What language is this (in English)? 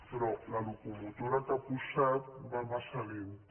Catalan